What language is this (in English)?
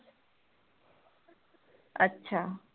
Punjabi